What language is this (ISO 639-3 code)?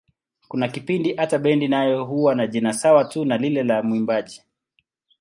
swa